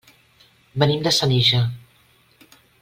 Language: Catalan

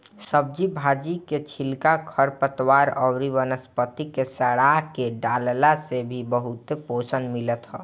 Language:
Bhojpuri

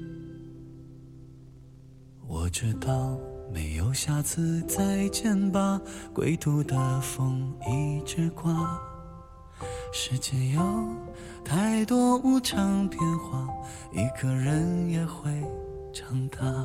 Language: Chinese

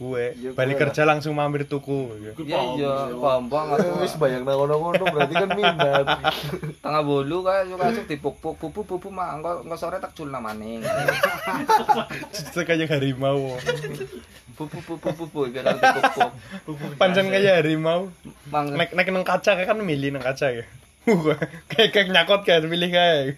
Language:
Indonesian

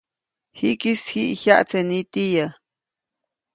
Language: Copainalá Zoque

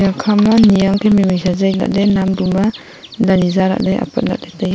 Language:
Wancho Naga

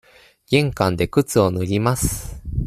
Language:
Japanese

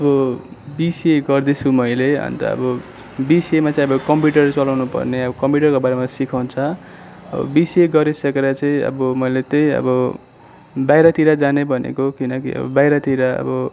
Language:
Nepali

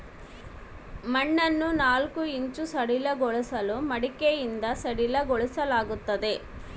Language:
Kannada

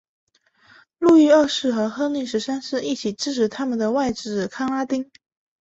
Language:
Chinese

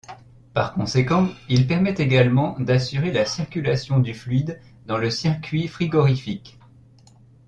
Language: French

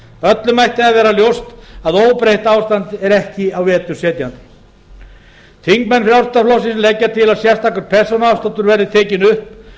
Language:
Icelandic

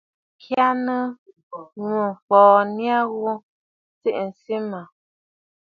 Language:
Bafut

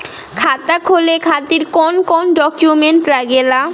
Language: Bhojpuri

